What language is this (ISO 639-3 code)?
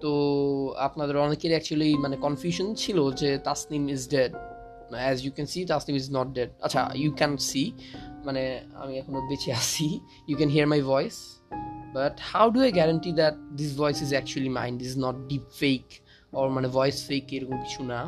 ben